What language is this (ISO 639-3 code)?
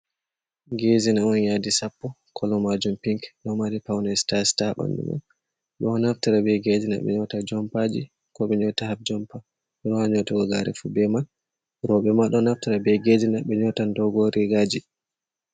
ful